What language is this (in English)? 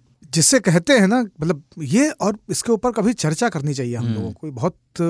Hindi